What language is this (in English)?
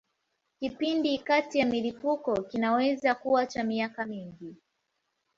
Swahili